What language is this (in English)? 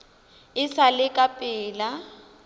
Northern Sotho